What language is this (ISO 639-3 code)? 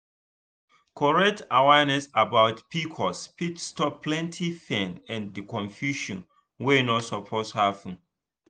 pcm